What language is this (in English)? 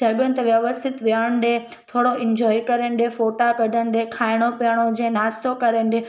Sindhi